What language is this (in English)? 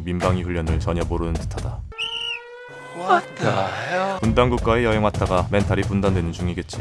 Korean